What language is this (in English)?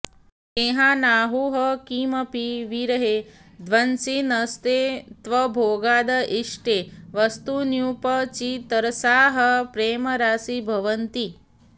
Sanskrit